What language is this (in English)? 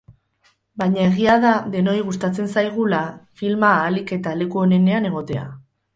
Basque